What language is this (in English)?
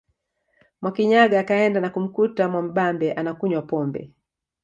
Swahili